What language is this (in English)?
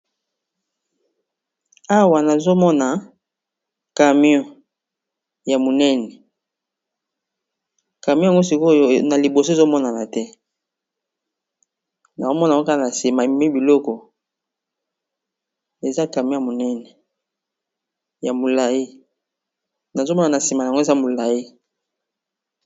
Lingala